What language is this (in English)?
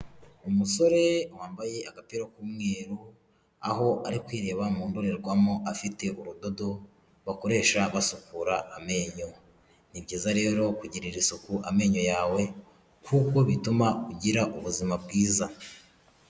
Kinyarwanda